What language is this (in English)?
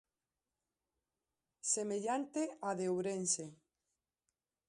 Galician